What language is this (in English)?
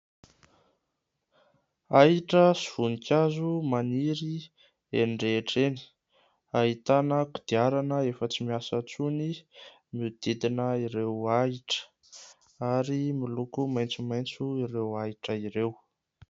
Malagasy